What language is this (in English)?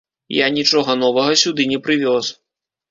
Belarusian